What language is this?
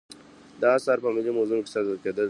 Pashto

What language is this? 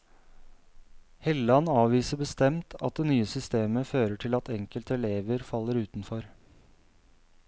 Norwegian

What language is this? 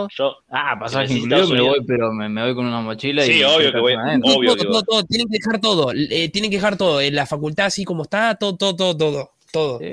Spanish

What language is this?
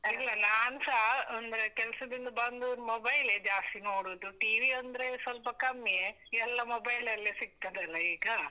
Kannada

